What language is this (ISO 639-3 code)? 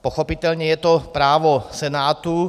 ces